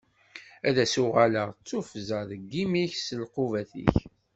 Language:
Kabyle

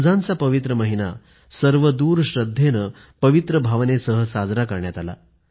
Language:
Marathi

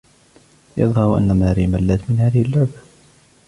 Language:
Arabic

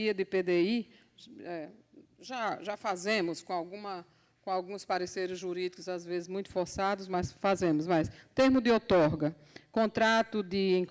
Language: Portuguese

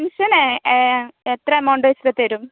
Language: Malayalam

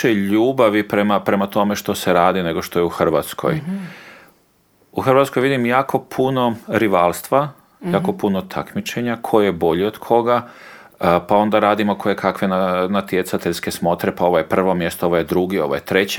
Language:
Croatian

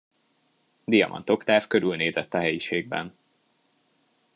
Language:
Hungarian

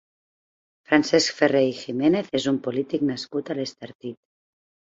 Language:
Catalan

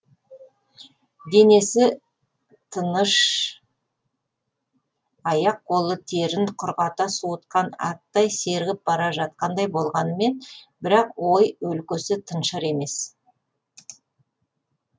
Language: Kazakh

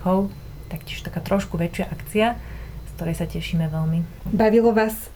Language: Slovak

